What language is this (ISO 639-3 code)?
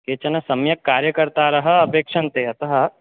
san